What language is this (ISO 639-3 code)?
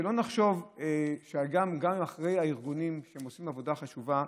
heb